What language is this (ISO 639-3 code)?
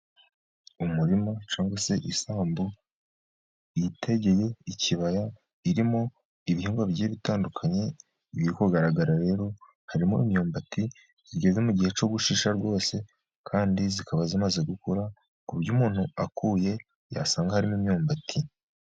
kin